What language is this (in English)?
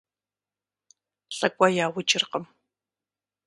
Kabardian